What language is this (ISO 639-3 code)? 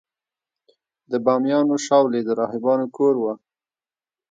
pus